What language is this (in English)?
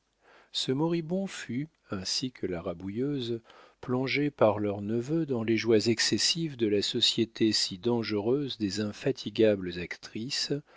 French